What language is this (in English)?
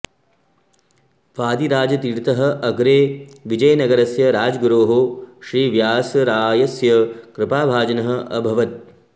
Sanskrit